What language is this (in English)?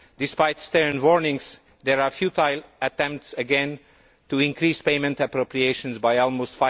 English